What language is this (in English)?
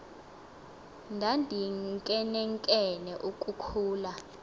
Xhosa